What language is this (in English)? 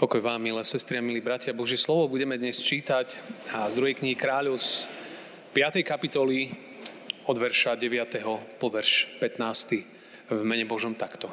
Slovak